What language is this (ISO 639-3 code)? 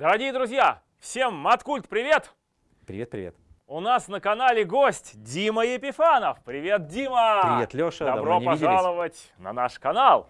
rus